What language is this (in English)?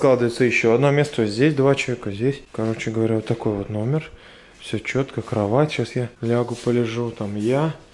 Russian